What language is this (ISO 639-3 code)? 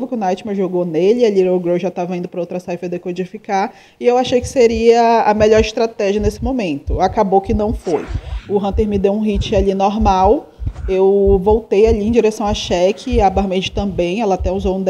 por